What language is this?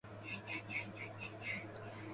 Chinese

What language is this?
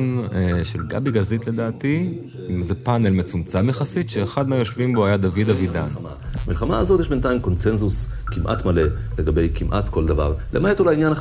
Hebrew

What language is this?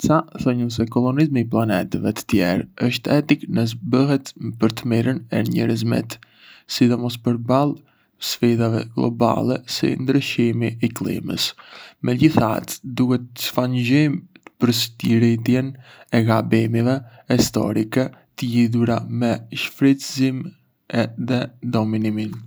Arbëreshë Albanian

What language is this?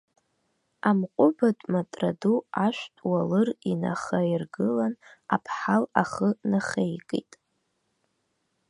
Abkhazian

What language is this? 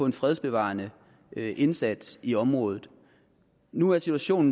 Danish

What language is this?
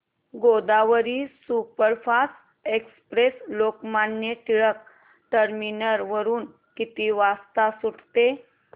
Marathi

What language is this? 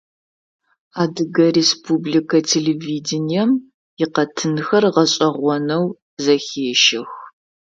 Adyghe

